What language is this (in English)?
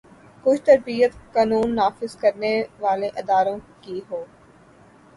Urdu